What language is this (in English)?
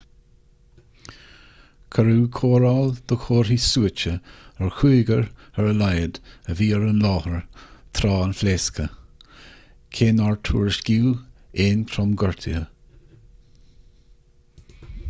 Irish